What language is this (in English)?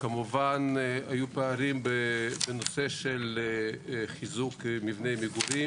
Hebrew